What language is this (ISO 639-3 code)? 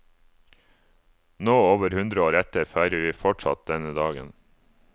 nor